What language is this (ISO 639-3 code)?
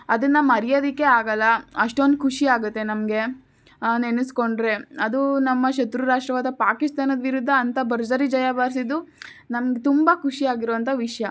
kan